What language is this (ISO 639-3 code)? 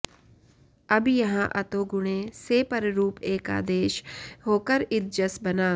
san